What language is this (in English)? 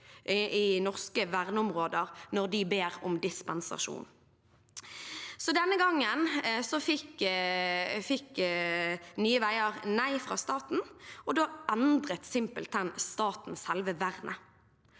Norwegian